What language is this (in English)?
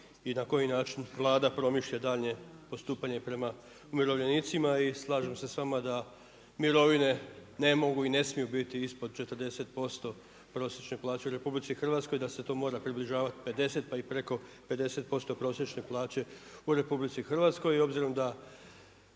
Croatian